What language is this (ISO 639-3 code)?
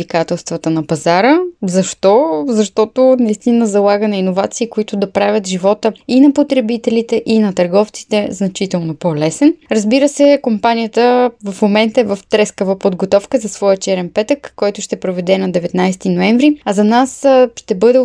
bul